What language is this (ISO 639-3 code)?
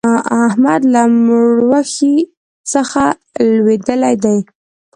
pus